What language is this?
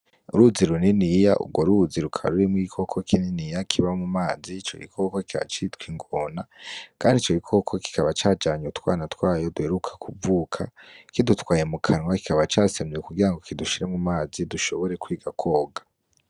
Rundi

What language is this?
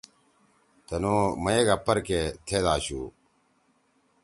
Torwali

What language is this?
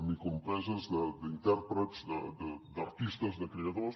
Catalan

